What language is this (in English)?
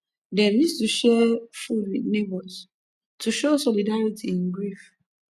Nigerian Pidgin